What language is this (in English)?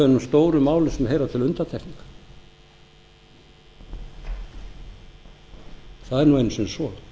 Icelandic